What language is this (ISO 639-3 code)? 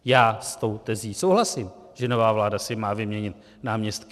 ces